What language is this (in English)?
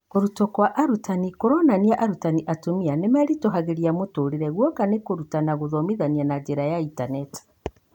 Kikuyu